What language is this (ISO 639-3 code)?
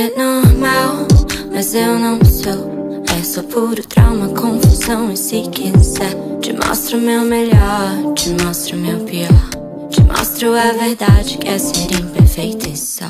por